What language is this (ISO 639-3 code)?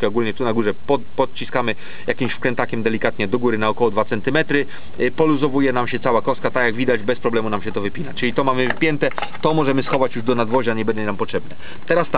pol